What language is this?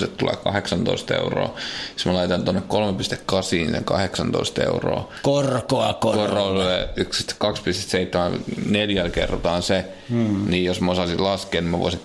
Finnish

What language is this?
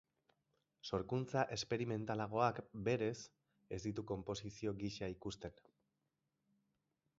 Basque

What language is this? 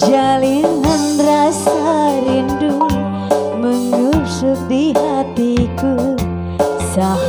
Vietnamese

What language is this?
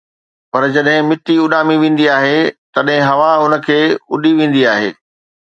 Sindhi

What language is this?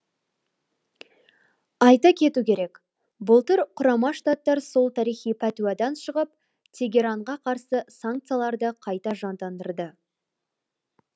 Kazakh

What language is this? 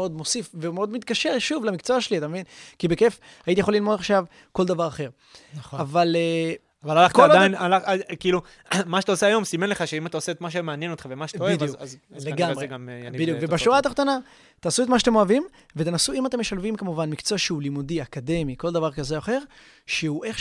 Hebrew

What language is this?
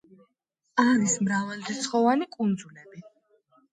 Georgian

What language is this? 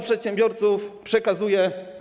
Polish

